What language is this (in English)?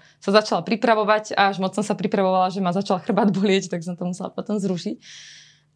Slovak